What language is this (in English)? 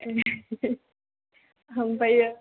Bodo